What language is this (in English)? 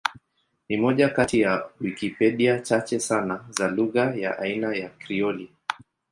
Swahili